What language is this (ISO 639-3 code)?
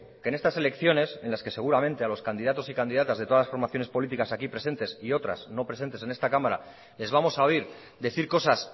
spa